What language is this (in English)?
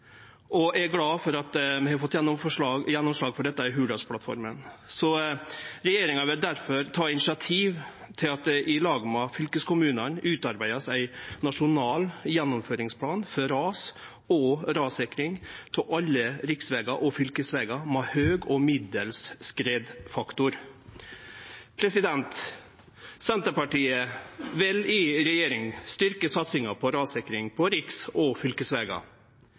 Norwegian Nynorsk